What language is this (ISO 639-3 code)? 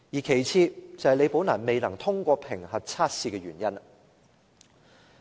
yue